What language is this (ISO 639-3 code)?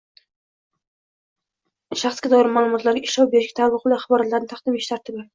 uzb